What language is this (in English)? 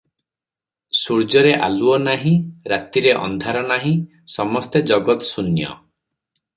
Odia